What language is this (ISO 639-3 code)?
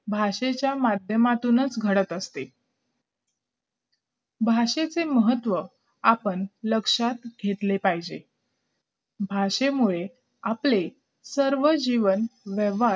mar